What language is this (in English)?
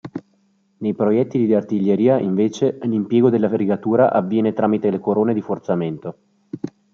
Italian